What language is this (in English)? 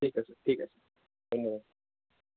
Assamese